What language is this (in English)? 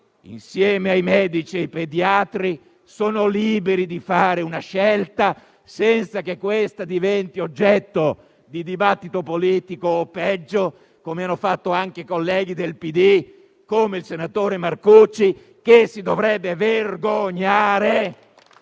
Italian